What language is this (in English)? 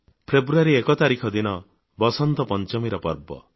Odia